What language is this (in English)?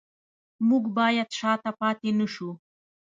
Pashto